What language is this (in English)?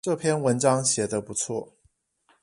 Chinese